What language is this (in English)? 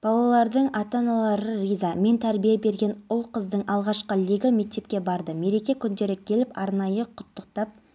Kazakh